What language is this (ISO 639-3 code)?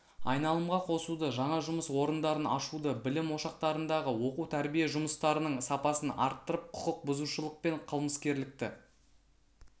kaz